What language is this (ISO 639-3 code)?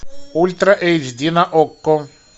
rus